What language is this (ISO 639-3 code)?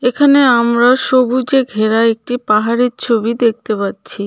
ben